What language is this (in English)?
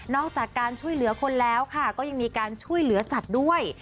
Thai